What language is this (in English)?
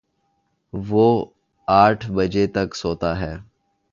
Urdu